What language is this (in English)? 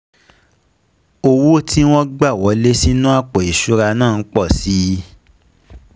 Yoruba